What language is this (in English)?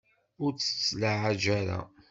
Kabyle